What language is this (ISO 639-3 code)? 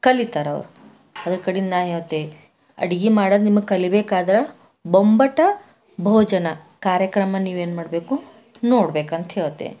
kan